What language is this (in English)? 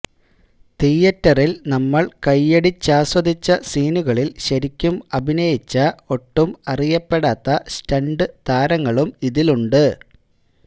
Malayalam